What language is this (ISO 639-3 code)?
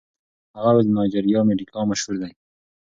pus